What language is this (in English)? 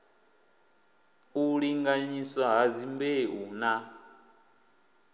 Venda